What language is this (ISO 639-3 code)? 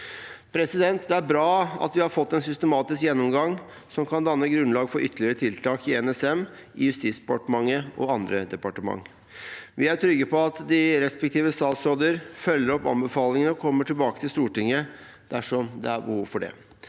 nor